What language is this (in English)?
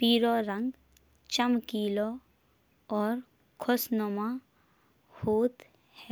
Bundeli